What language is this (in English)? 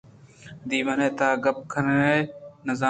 Eastern Balochi